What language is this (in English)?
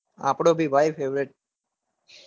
Gujarati